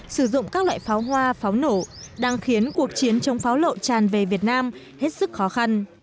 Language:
Vietnamese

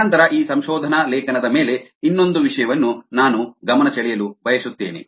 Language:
Kannada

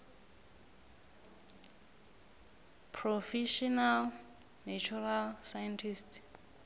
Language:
South Ndebele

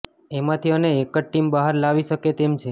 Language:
Gujarati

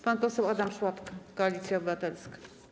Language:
Polish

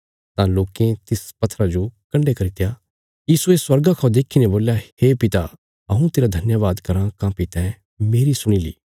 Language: Bilaspuri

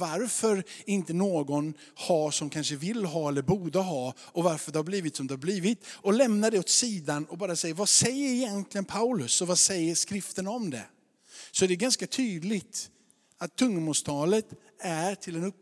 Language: Swedish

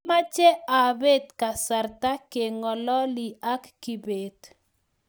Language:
Kalenjin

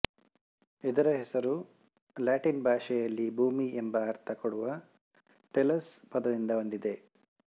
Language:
Kannada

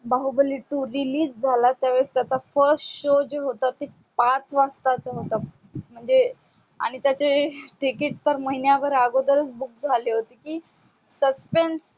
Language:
Marathi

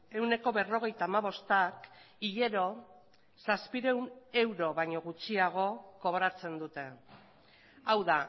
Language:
Basque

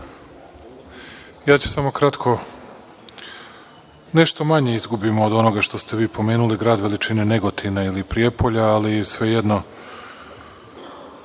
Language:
Serbian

